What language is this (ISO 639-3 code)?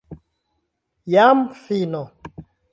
epo